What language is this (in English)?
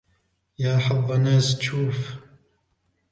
Arabic